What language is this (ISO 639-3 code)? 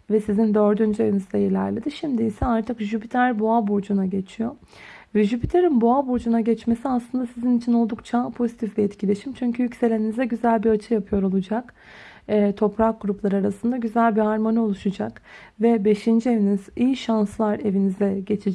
tur